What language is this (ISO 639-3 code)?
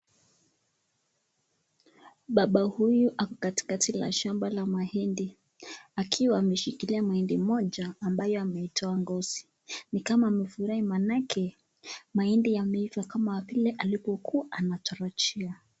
swa